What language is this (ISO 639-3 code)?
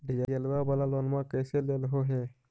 mag